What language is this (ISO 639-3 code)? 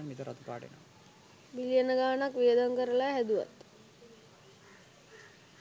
sin